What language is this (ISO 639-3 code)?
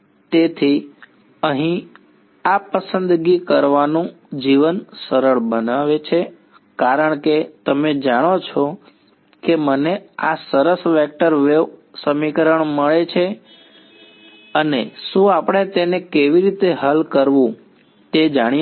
guj